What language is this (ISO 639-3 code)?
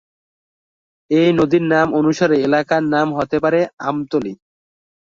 ben